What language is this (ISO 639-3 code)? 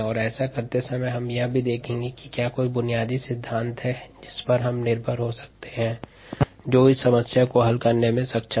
hin